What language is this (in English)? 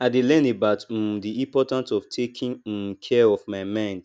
Nigerian Pidgin